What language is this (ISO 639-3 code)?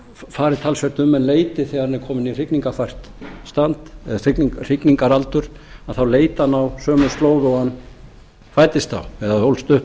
isl